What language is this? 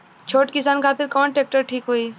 Bhojpuri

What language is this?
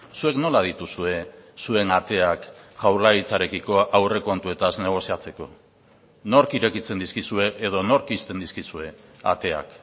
Basque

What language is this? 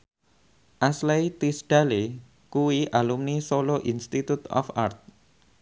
Javanese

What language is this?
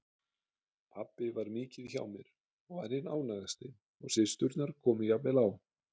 Icelandic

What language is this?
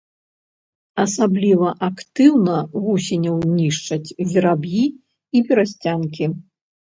Belarusian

